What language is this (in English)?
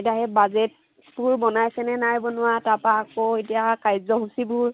Assamese